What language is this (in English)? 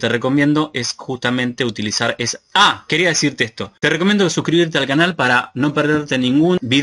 Spanish